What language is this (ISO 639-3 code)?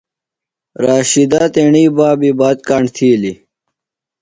phl